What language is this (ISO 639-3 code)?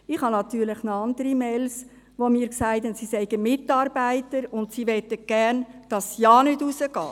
gsw